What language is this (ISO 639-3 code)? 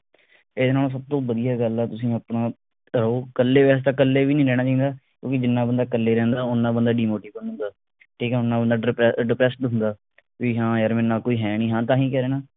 pan